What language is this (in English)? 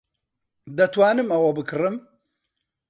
Central Kurdish